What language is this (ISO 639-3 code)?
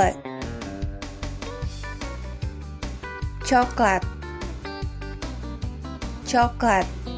spa